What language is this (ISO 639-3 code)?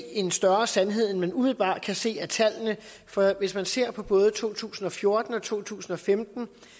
dan